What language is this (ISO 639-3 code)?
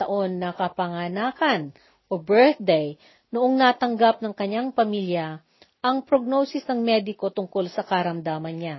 fil